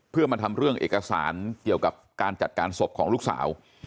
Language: Thai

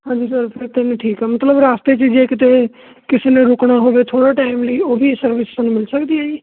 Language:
Punjabi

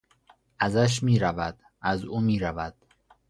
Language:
Persian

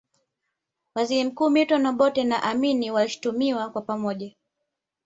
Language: Swahili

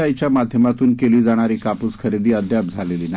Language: Marathi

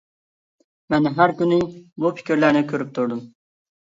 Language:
Uyghur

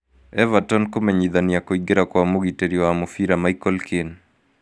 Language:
Kikuyu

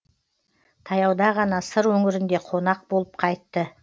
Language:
Kazakh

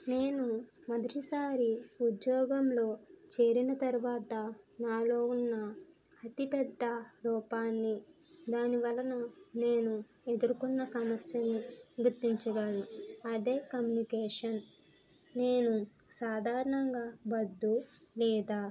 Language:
Telugu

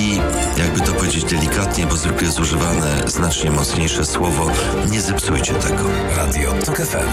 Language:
Polish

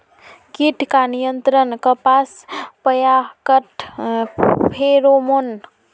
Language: Magahi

